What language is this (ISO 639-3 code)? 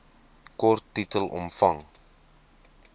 afr